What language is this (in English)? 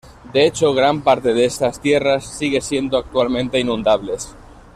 Spanish